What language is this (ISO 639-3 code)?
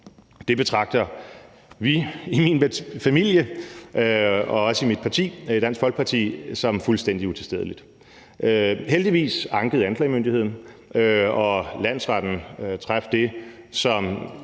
dan